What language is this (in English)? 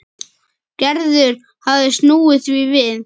Icelandic